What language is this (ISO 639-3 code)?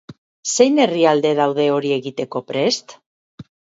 eus